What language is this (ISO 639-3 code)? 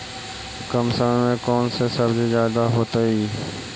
mag